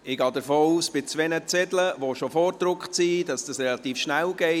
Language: Swiss German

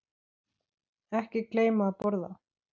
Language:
Icelandic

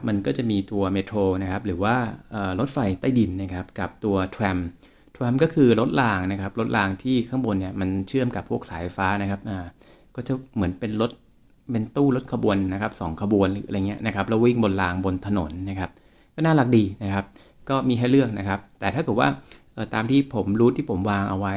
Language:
Thai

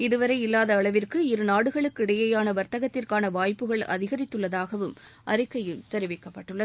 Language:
Tamil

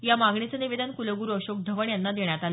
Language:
Marathi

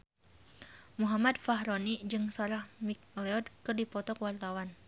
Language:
Sundanese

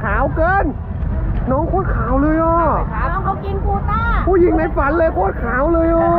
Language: Thai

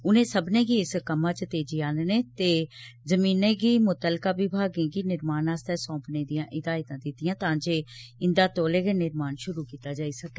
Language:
Dogri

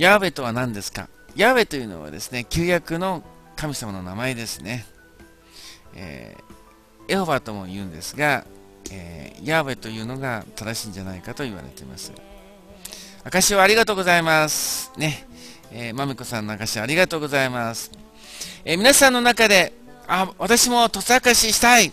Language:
Japanese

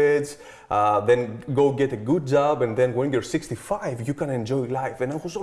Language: English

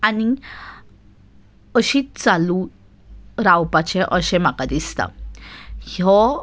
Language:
Konkani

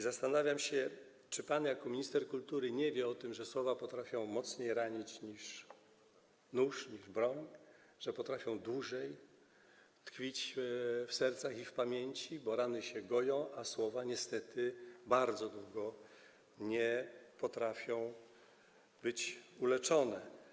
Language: Polish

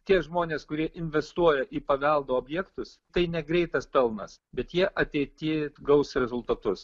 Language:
Lithuanian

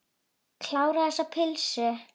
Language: Icelandic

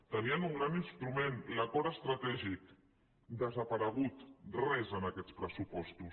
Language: Catalan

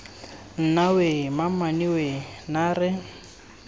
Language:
Tswana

